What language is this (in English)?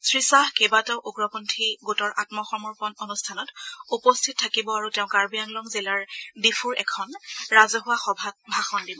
Assamese